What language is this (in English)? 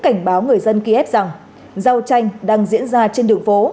Vietnamese